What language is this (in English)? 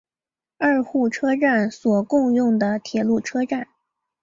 Chinese